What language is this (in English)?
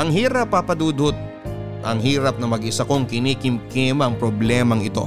Filipino